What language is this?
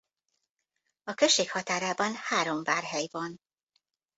Hungarian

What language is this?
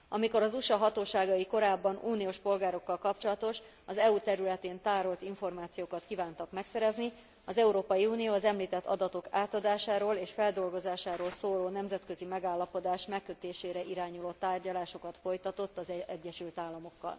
Hungarian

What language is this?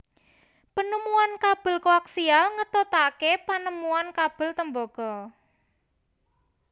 Javanese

